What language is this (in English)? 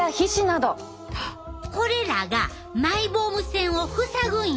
Japanese